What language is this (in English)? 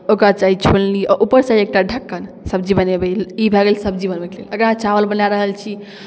Maithili